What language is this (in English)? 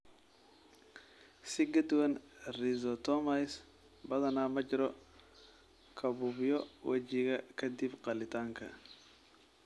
Somali